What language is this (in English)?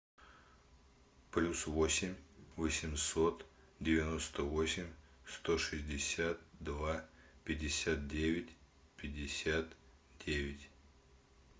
Russian